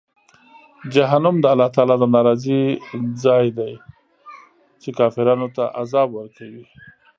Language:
Pashto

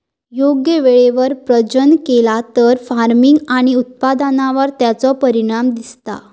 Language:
Marathi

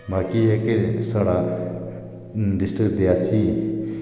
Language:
Dogri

